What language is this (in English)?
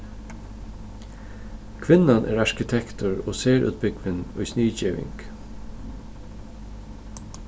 Faroese